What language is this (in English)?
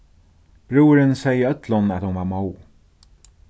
Faroese